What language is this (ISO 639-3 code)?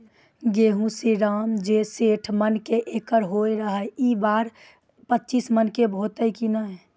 mai